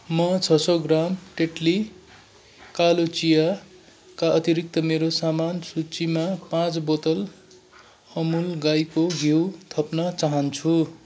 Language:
Nepali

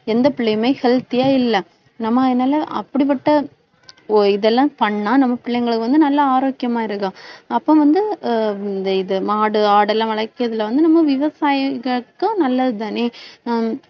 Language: Tamil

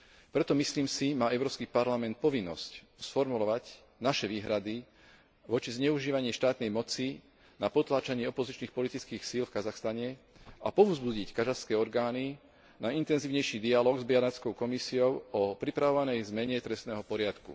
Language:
Slovak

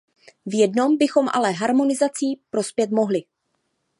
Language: Czech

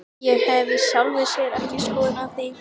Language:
Icelandic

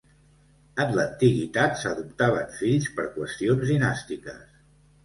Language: Catalan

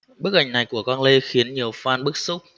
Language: Vietnamese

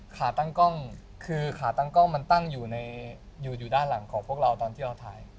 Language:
Thai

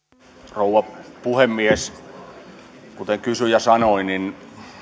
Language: Finnish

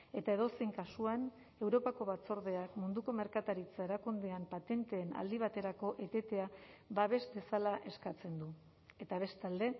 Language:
Basque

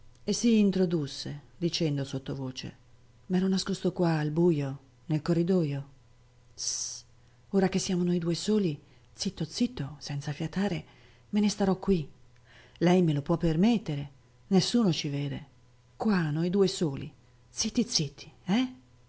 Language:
Italian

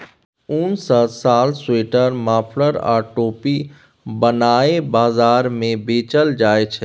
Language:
Maithili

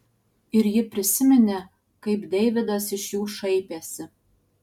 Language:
Lithuanian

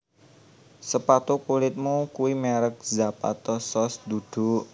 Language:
Javanese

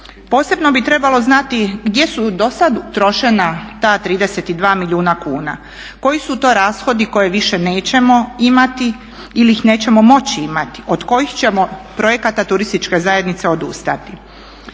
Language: Croatian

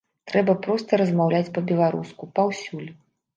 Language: Belarusian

